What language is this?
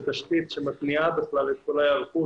Hebrew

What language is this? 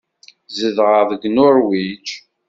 Kabyle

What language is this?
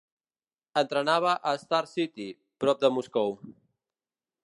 Catalan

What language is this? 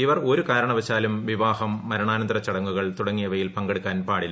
Malayalam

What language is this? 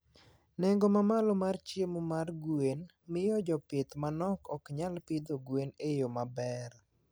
Luo (Kenya and Tanzania)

